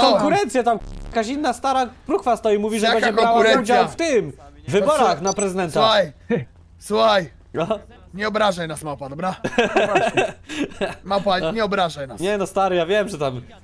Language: Polish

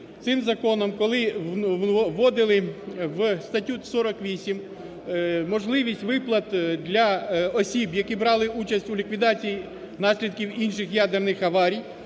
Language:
Ukrainian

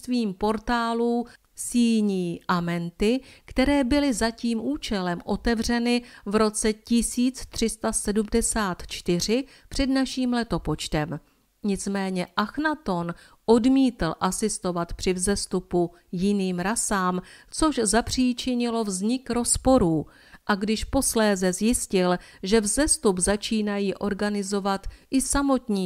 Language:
Czech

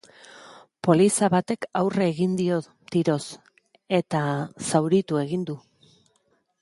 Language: Basque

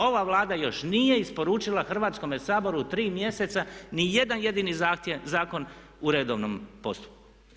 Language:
Croatian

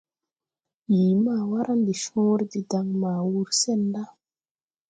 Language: Tupuri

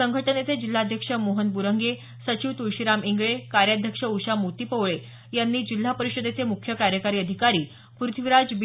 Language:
Marathi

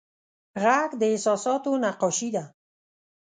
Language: Pashto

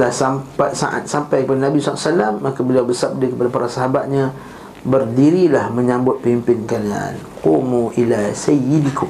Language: Malay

